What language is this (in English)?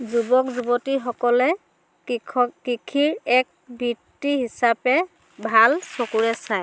Assamese